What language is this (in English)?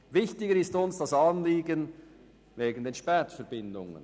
Swiss German